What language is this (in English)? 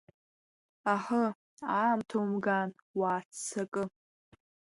Abkhazian